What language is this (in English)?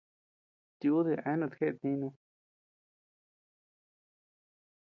Tepeuxila Cuicatec